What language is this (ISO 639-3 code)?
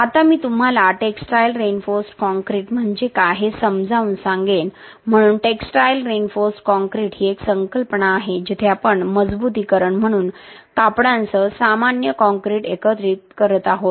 mar